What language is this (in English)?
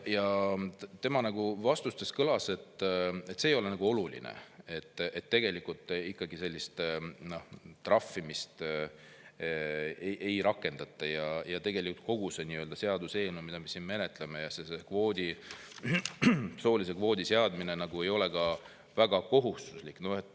Estonian